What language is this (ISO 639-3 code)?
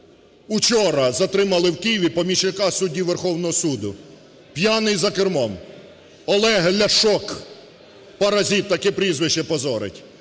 ukr